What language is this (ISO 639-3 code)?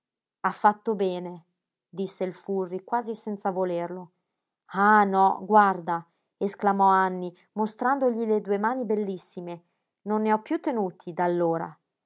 ita